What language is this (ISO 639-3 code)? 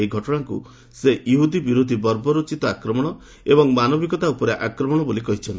ori